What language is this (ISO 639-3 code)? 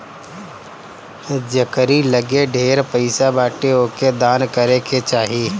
bho